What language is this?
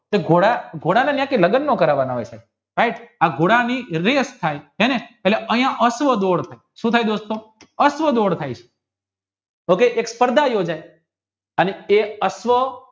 Gujarati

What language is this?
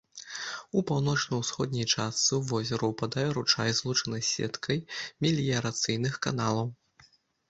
Belarusian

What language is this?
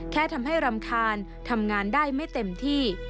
Thai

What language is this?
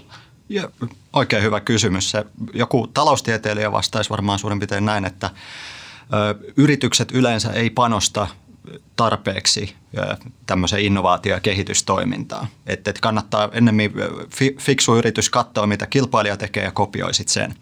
Finnish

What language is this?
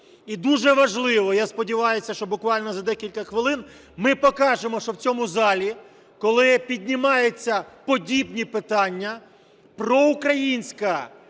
Ukrainian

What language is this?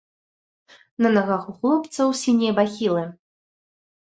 Belarusian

